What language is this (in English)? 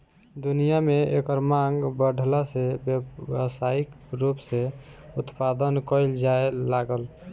Bhojpuri